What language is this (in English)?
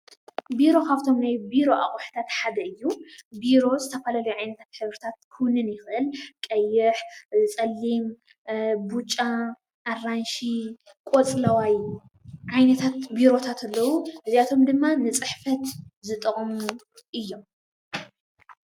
Tigrinya